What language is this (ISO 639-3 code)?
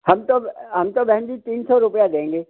hin